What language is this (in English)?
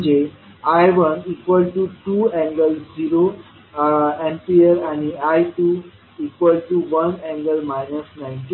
Marathi